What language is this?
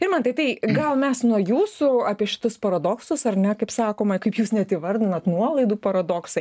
Lithuanian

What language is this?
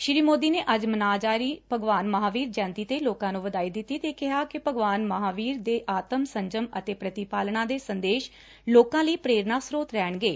Punjabi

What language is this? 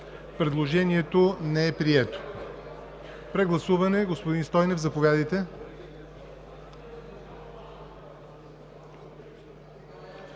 Bulgarian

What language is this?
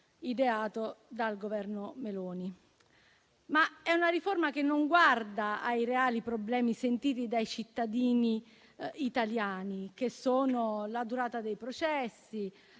Italian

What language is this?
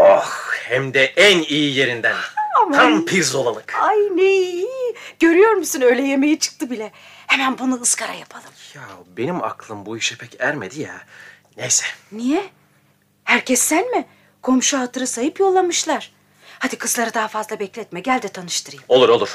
Turkish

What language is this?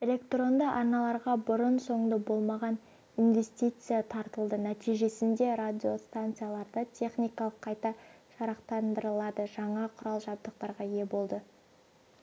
Kazakh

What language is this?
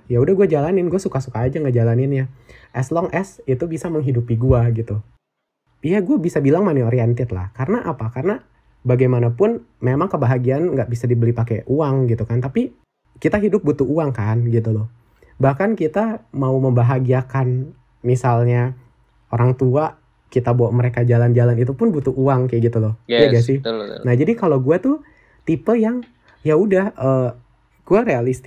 Indonesian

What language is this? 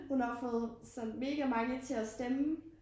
Danish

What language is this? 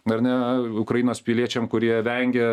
Lithuanian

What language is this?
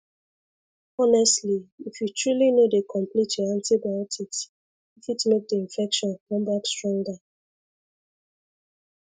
Nigerian Pidgin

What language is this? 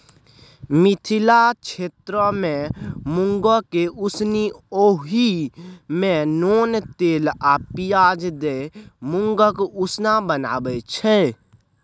Maithili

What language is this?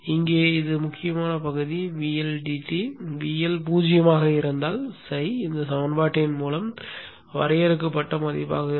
Tamil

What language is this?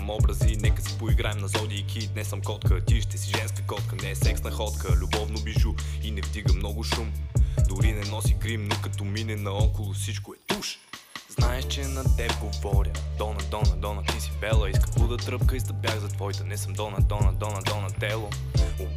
Bulgarian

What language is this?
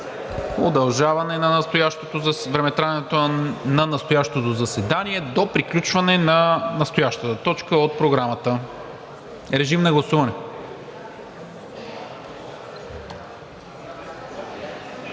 Bulgarian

